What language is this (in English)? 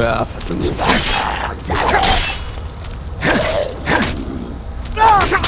German